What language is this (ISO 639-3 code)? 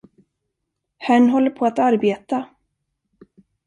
swe